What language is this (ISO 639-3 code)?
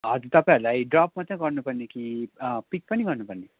nep